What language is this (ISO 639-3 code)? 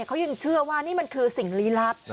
tha